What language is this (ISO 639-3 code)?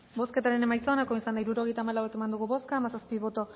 eus